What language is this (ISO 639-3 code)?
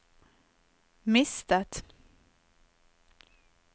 nor